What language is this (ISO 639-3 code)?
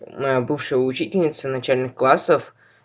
rus